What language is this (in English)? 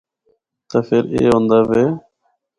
Northern Hindko